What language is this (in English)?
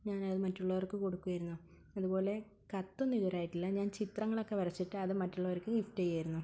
Malayalam